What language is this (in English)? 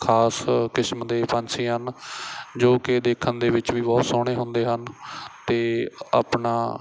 Punjabi